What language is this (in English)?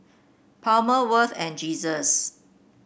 English